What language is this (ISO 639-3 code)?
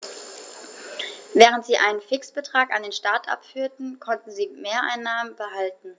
deu